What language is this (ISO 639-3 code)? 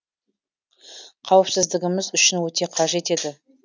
kaz